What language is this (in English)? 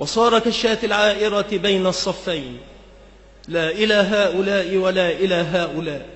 Arabic